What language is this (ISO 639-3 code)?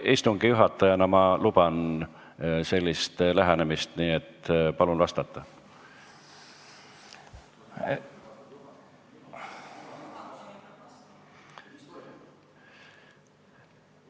est